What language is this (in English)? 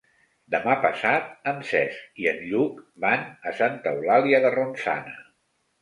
Catalan